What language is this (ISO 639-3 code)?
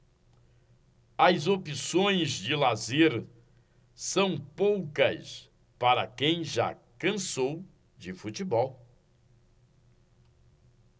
por